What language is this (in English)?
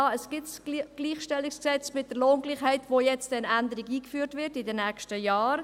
Swiss German